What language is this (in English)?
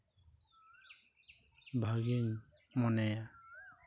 Santali